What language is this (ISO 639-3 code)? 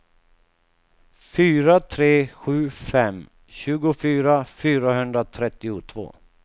swe